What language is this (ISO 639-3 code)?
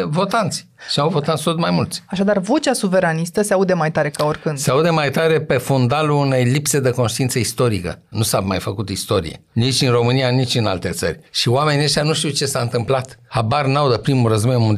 ron